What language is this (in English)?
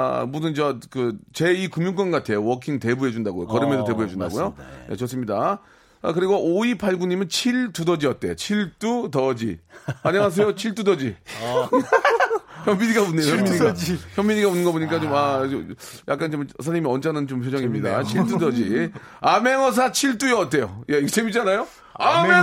Korean